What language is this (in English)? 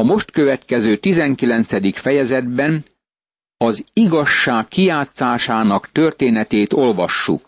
Hungarian